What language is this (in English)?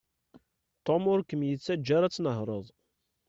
Kabyle